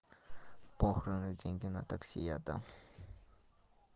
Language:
Russian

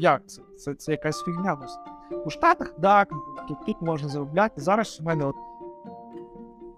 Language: Ukrainian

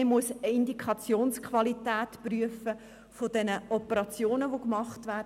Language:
Swiss German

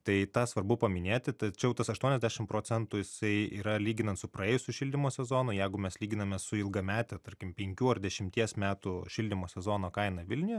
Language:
Lithuanian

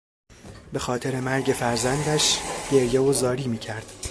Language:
Persian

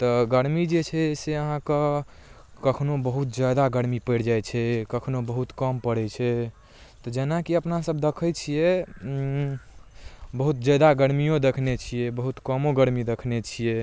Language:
Maithili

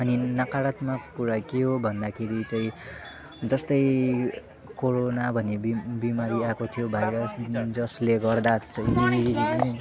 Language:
Nepali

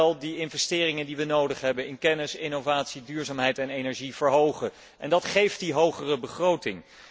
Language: Dutch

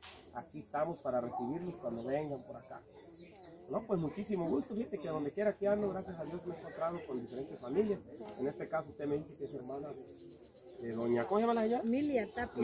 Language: Spanish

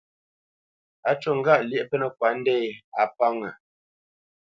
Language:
Bamenyam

